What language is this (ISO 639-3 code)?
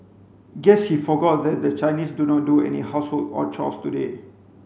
eng